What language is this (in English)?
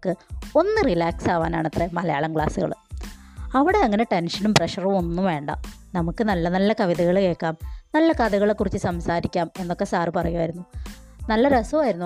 Malayalam